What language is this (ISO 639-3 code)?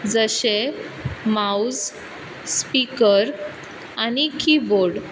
kok